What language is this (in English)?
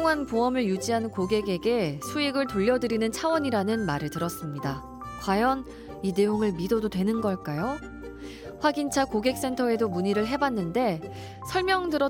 Korean